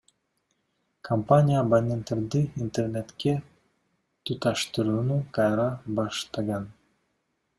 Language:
Kyrgyz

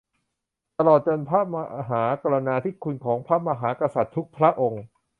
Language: Thai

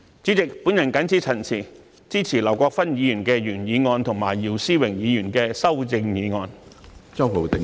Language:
Cantonese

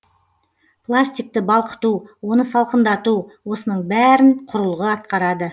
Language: Kazakh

